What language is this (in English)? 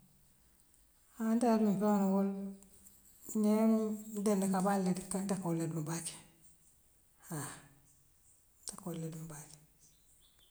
Western Maninkakan